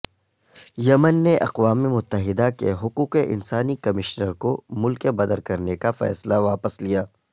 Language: Urdu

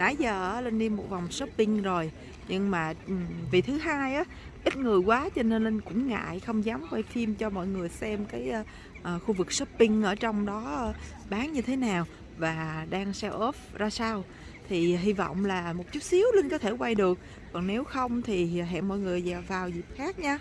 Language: Vietnamese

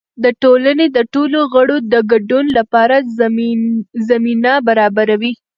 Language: Pashto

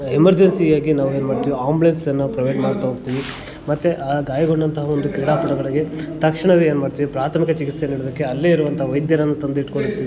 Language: Kannada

